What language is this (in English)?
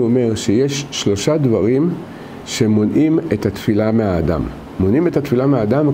Hebrew